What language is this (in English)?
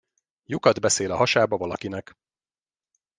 Hungarian